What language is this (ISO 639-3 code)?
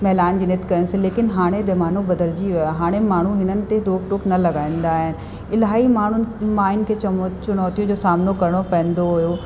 snd